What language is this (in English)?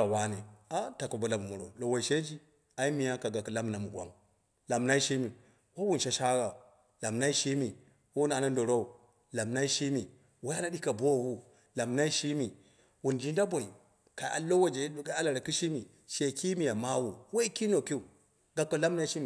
Dera (Nigeria)